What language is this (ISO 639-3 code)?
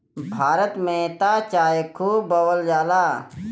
bho